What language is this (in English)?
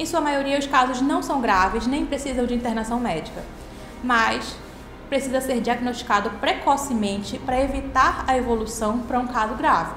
Portuguese